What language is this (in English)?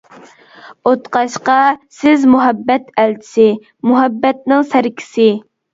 Uyghur